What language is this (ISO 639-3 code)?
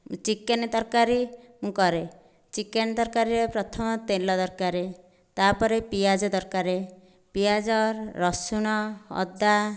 ori